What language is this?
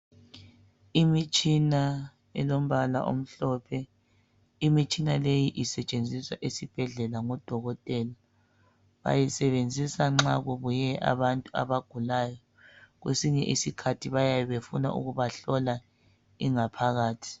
North Ndebele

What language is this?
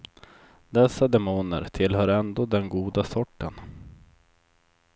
Swedish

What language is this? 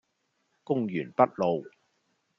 Cantonese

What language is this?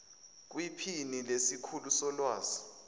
Zulu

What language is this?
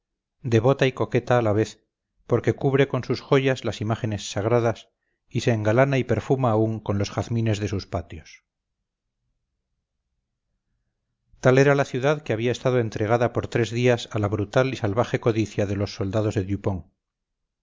Spanish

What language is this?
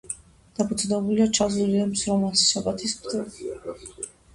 Georgian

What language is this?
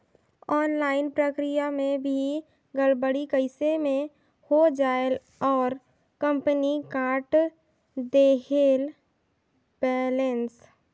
Chhattisgarhi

